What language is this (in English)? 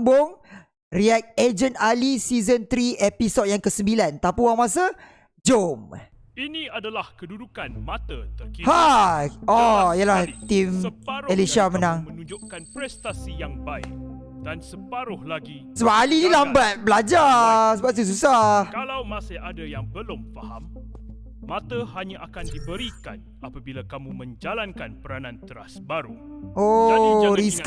Malay